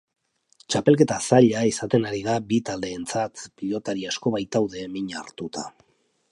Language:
Basque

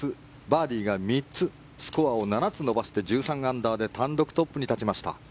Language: Japanese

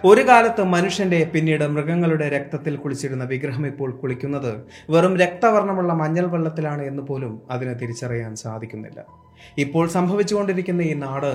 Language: Malayalam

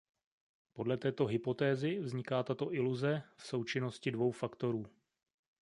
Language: Czech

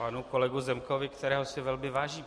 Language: Czech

